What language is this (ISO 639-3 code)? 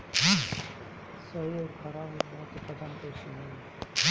bho